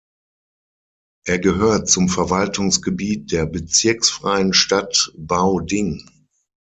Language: German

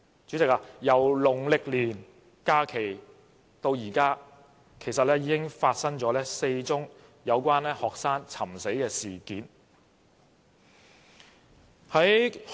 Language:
Cantonese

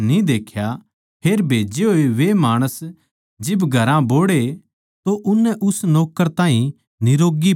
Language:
Haryanvi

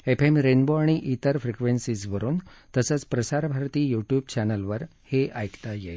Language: Marathi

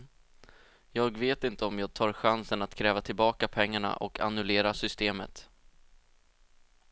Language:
Swedish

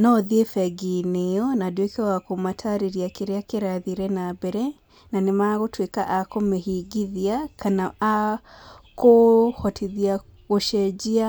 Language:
Kikuyu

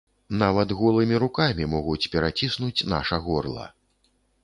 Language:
Belarusian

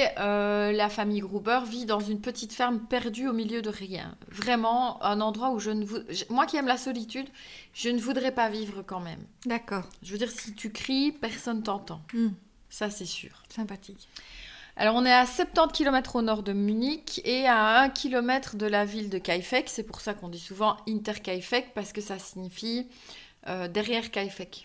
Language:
French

